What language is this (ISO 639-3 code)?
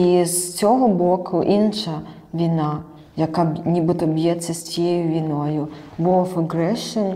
ukr